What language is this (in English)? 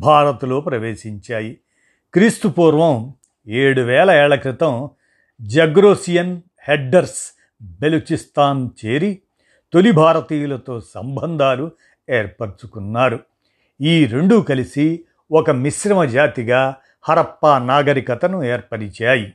Telugu